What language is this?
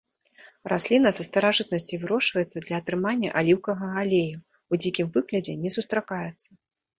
Belarusian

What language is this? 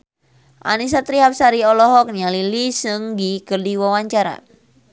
Sundanese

